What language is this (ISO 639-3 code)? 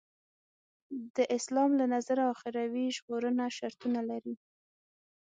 pus